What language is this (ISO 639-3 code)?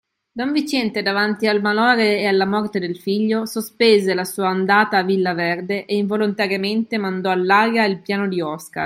ita